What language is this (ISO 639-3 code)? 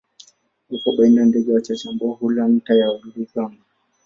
swa